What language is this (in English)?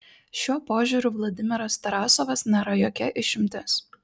Lithuanian